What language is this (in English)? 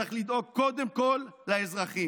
Hebrew